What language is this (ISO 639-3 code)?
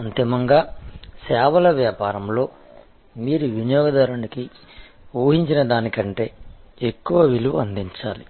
tel